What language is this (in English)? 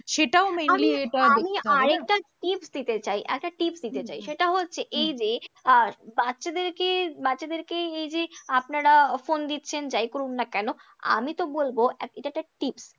Bangla